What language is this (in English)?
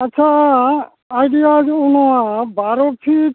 Santali